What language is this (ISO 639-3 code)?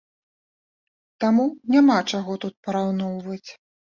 bel